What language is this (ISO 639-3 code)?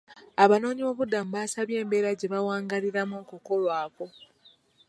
lug